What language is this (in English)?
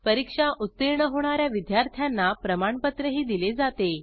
Marathi